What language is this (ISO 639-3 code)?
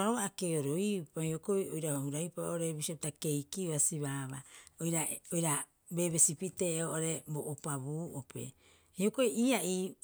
kyx